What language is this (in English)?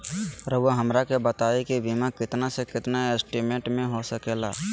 Magahi